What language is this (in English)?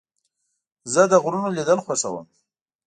Pashto